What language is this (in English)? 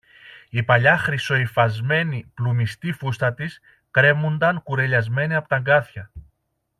Greek